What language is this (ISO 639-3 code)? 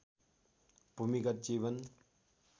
nep